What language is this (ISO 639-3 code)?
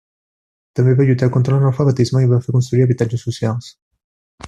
cat